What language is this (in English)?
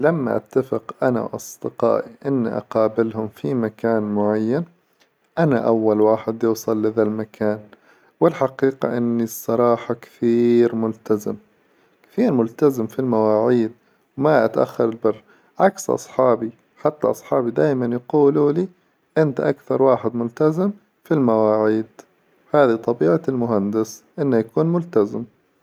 Hijazi Arabic